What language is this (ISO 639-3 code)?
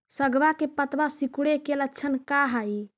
mag